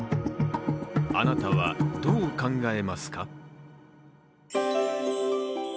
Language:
Japanese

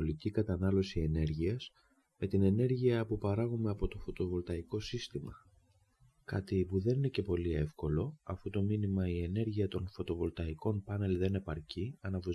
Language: Greek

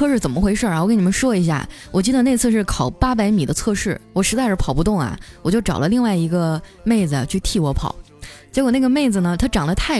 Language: Chinese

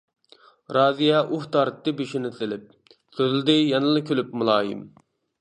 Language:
Uyghur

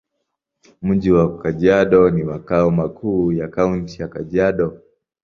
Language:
Swahili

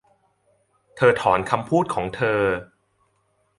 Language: Thai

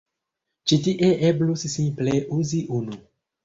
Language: Esperanto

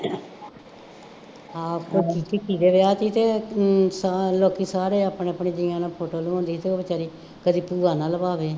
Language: Punjabi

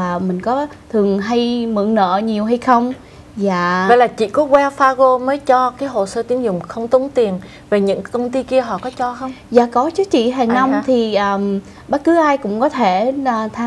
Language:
Vietnamese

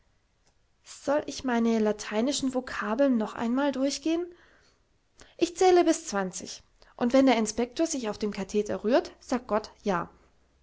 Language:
German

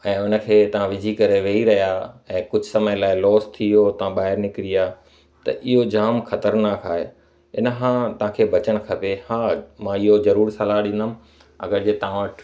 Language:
Sindhi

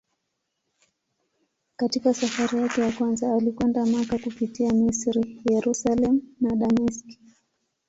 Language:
Swahili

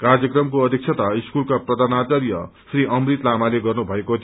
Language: Nepali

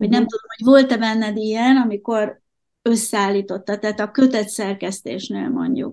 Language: Hungarian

